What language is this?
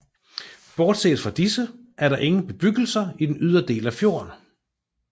Danish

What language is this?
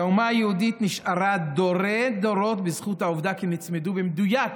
Hebrew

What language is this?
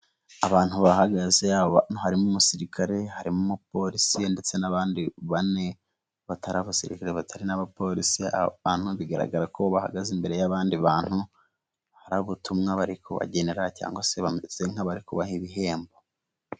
Kinyarwanda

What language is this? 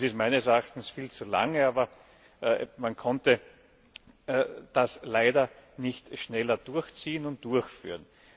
German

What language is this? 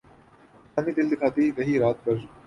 Urdu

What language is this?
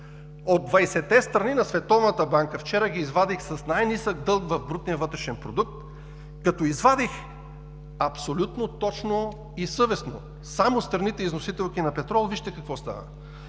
Bulgarian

